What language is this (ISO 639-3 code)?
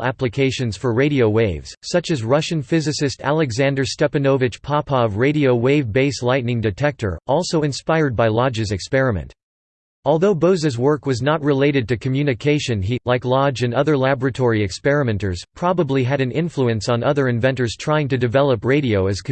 eng